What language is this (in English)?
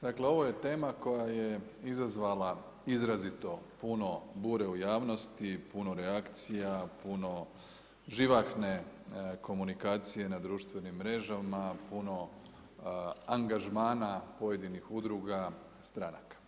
Croatian